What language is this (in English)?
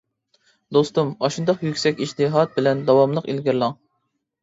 Uyghur